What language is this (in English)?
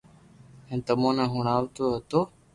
Loarki